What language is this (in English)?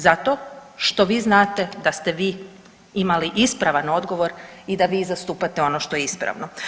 Croatian